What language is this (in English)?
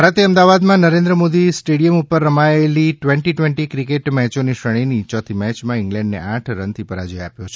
Gujarati